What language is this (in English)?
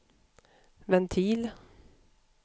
Swedish